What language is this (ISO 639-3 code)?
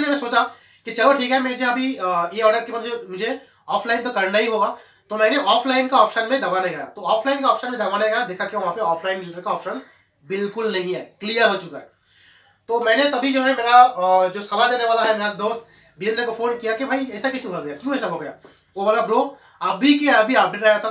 hin